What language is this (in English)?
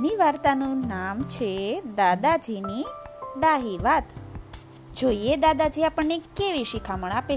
Gujarati